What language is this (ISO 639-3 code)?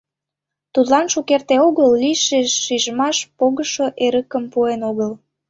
chm